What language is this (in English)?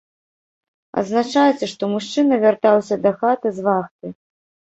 Belarusian